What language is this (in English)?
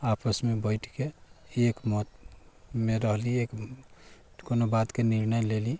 Maithili